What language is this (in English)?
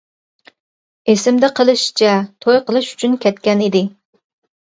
Uyghur